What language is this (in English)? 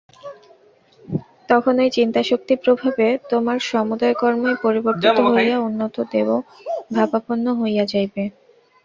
Bangla